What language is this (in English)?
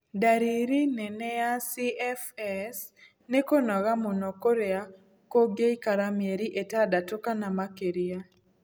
Kikuyu